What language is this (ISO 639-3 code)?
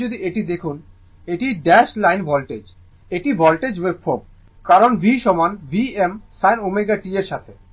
ben